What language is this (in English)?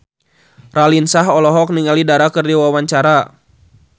Sundanese